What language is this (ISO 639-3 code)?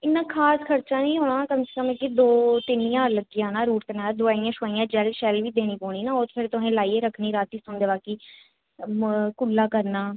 doi